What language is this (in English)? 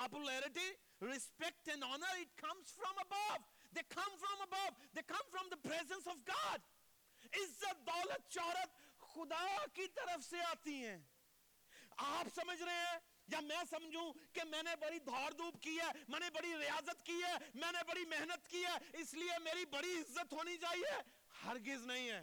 Urdu